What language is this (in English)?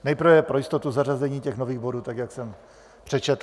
Czech